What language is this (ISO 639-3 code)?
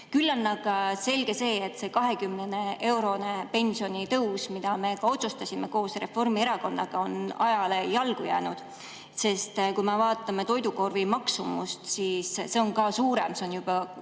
est